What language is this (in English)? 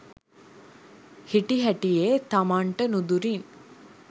Sinhala